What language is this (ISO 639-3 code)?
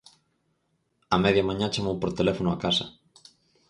glg